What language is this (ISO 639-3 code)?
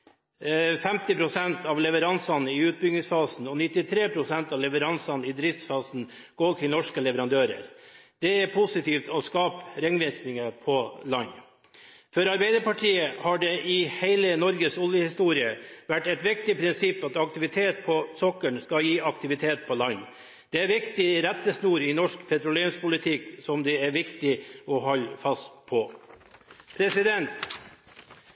nob